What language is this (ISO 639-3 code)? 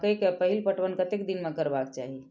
mai